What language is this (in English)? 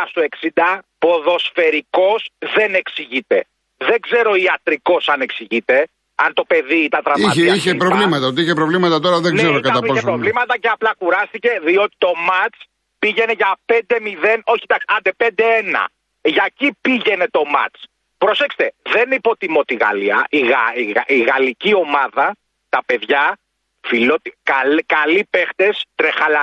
Greek